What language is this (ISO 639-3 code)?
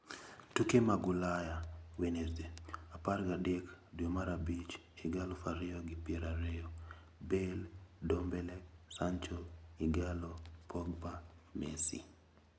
luo